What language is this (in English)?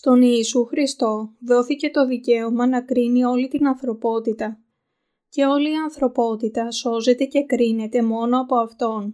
Greek